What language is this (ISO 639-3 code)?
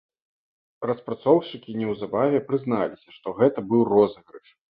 bel